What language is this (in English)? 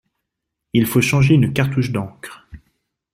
French